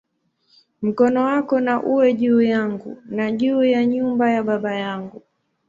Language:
Swahili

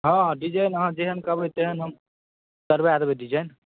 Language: Maithili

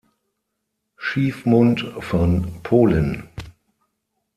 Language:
German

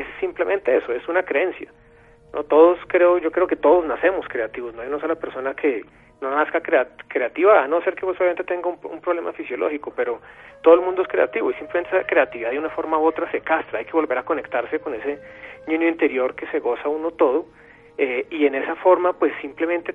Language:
Spanish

